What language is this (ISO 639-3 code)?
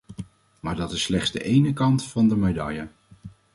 nld